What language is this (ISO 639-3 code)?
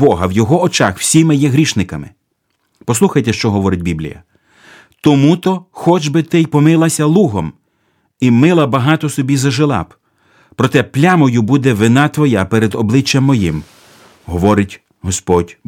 ukr